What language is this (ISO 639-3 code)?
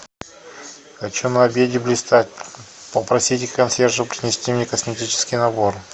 rus